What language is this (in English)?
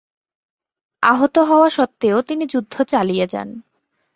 Bangla